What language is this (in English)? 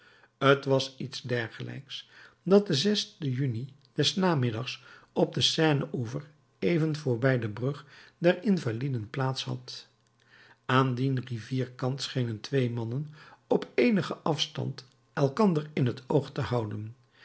Dutch